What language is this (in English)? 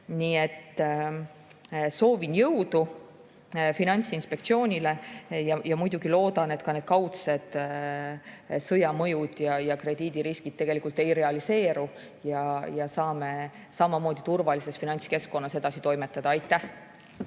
Estonian